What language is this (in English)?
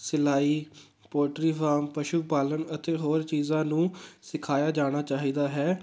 Punjabi